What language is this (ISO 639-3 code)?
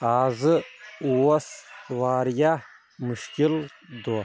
kas